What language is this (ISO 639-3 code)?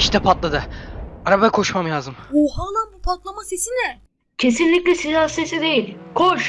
tur